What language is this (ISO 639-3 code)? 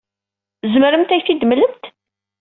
kab